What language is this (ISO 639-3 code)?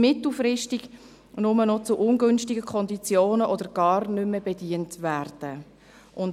gsw